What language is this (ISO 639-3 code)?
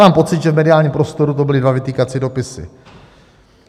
ces